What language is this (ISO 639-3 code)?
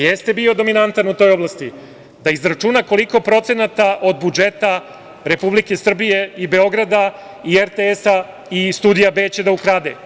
srp